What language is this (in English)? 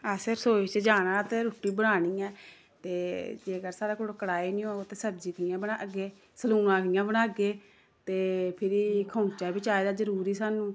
Dogri